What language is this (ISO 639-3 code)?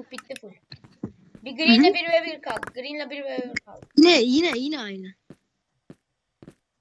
tur